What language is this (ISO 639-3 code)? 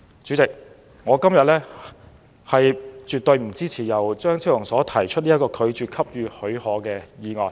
yue